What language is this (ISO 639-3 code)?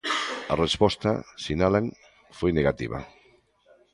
glg